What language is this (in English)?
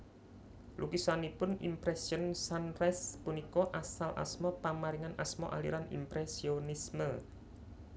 Javanese